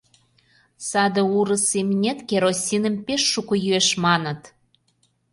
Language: Mari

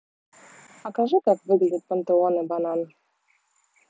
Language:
Russian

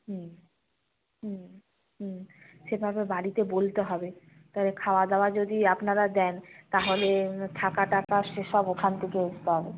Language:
Bangla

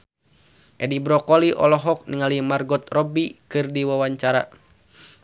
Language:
Sundanese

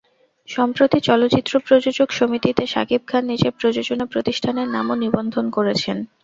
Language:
Bangla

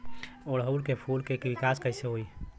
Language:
Bhojpuri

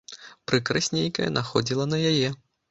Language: Belarusian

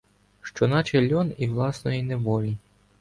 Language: Ukrainian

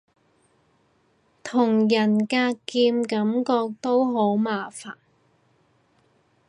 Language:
Cantonese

